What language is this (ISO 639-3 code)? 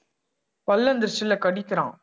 tam